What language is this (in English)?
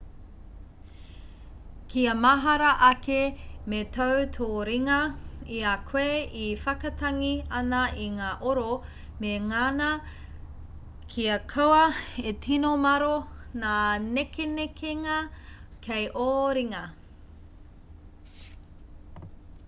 Māori